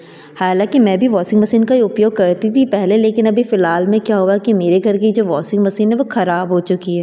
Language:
Hindi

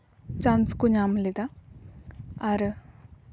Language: Santali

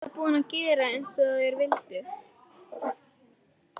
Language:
Icelandic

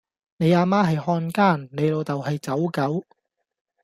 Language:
Cantonese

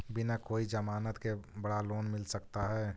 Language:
Magahi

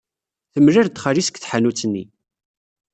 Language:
Kabyle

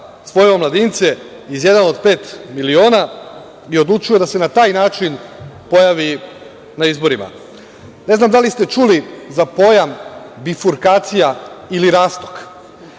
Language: Serbian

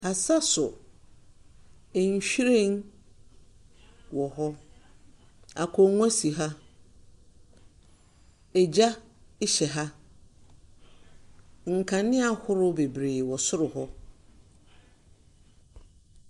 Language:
Akan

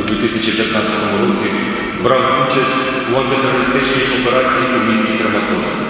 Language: Ukrainian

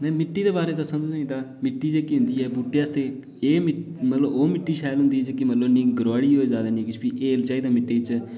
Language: Dogri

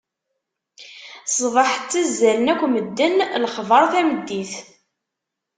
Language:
Kabyle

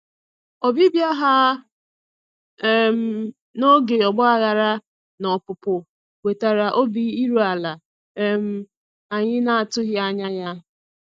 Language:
Igbo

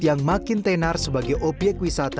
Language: Indonesian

